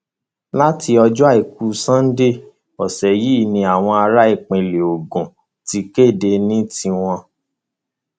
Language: Yoruba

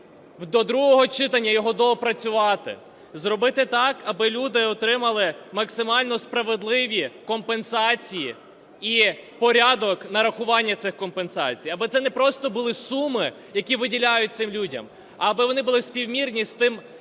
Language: Ukrainian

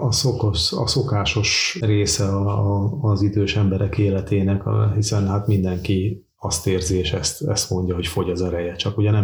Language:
Hungarian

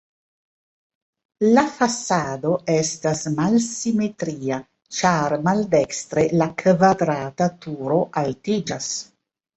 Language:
Esperanto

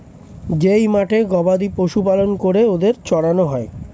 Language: Bangla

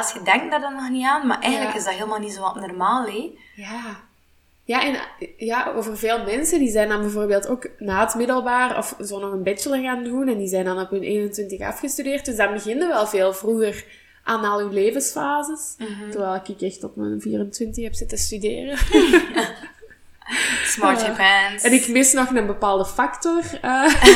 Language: Dutch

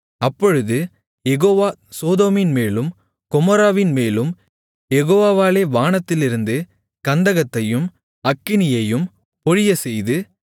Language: Tamil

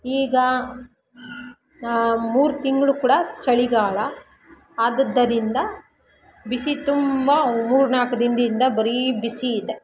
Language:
Kannada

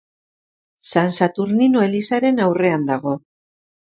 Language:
Basque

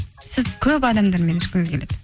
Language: Kazakh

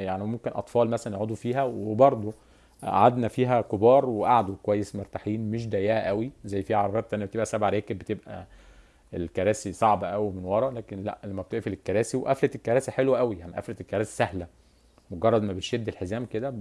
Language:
Arabic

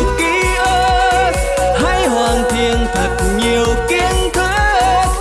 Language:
Vietnamese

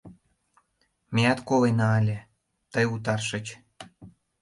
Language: Mari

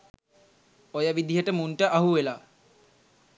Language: Sinhala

